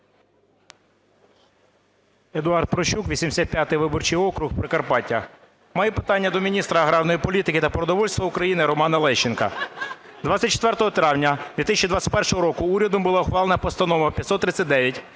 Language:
Ukrainian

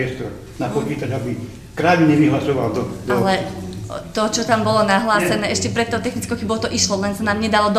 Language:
Slovak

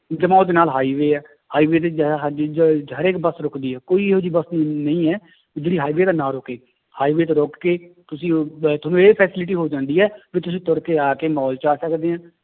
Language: Punjabi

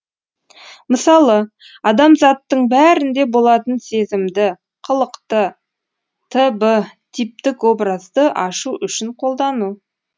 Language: Kazakh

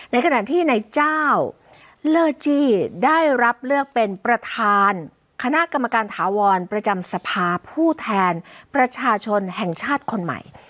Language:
Thai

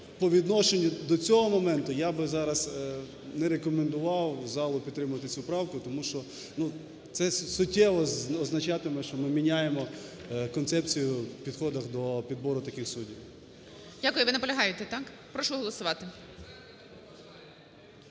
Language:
Ukrainian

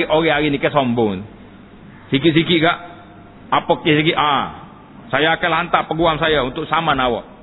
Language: Malay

